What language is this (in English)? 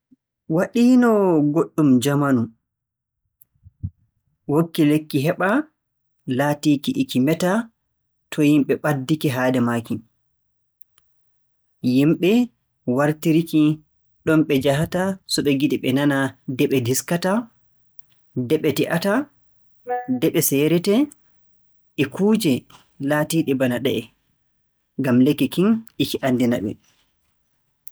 Borgu Fulfulde